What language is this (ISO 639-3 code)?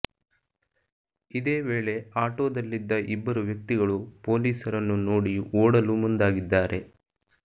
kan